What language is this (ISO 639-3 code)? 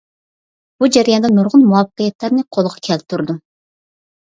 uig